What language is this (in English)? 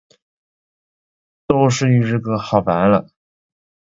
Chinese